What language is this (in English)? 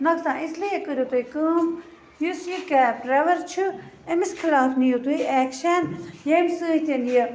Kashmiri